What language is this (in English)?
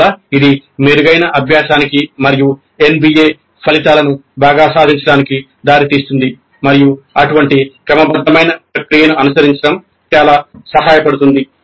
Telugu